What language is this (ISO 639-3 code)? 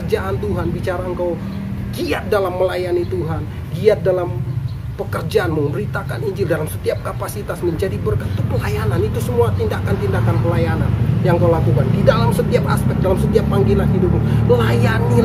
ind